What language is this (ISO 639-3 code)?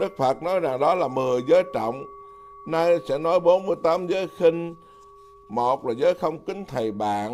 vie